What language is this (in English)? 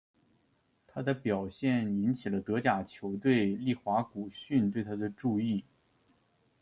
Chinese